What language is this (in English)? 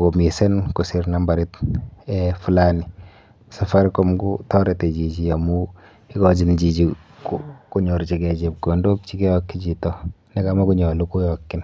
Kalenjin